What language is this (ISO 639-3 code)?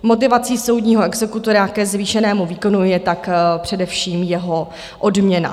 ces